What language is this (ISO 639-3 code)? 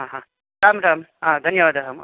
san